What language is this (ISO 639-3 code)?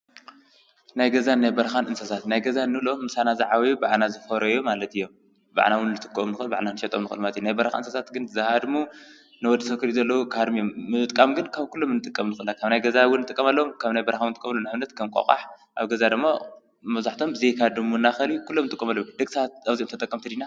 tir